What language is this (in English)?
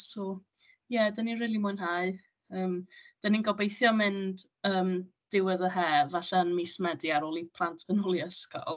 Welsh